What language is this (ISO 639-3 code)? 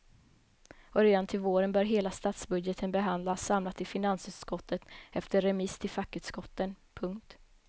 swe